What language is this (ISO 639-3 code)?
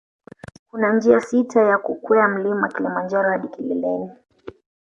swa